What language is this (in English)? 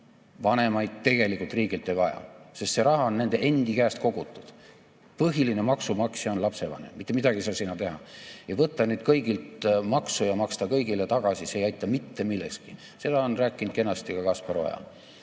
Estonian